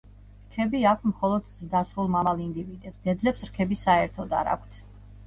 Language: Georgian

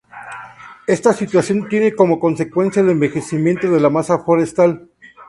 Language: Spanish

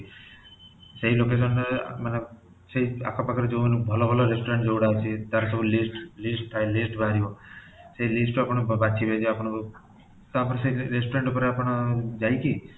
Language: Odia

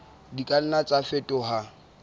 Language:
Southern Sotho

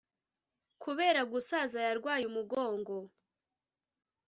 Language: Kinyarwanda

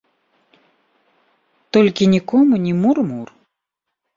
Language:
Belarusian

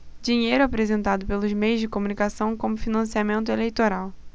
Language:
Portuguese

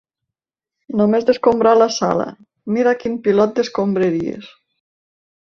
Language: Catalan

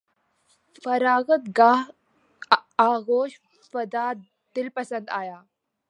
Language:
Urdu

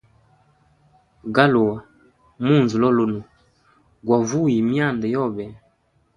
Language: Hemba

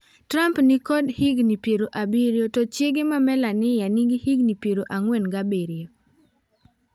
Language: Luo (Kenya and Tanzania)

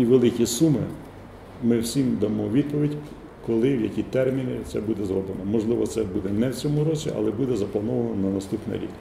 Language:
Ukrainian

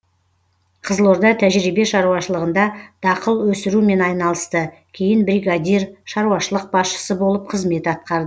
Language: Kazakh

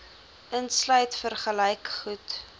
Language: Afrikaans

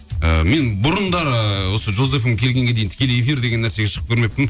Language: Kazakh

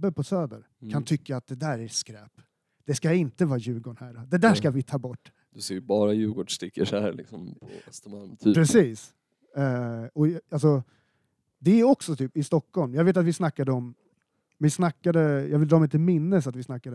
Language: Swedish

